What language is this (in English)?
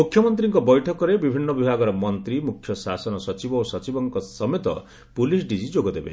Odia